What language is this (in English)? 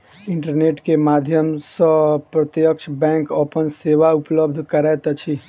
Maithili